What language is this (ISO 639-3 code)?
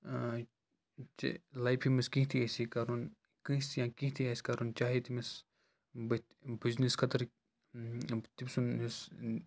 kas